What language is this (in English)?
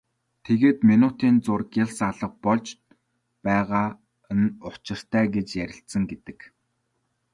Mongolian